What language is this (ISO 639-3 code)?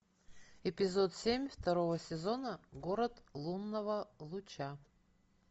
rus